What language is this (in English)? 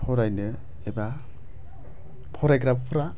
Bodo